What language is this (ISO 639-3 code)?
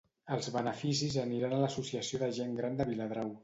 cat